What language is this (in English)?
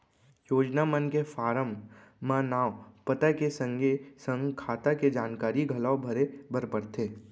Chhattisgarhi